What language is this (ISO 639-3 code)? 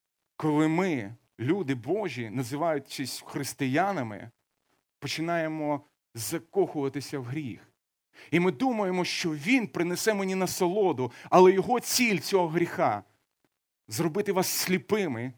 ukr